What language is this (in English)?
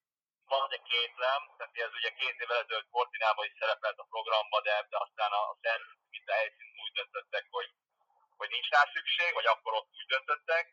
Hungarian